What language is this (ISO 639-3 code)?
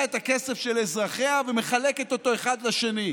heb